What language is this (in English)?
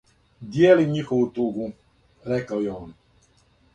Serbian